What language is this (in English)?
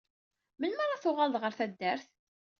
Kabyle